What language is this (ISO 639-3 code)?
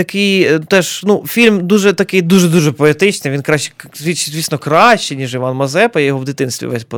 ukr